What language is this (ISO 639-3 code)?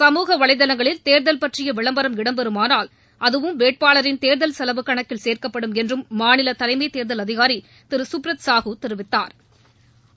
tam